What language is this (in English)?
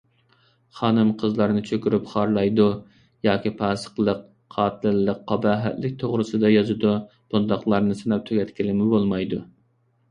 Uyghur